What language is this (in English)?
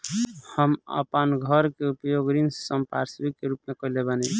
Bhojpuri